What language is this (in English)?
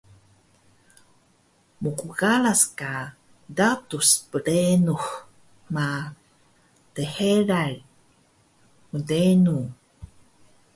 Taroko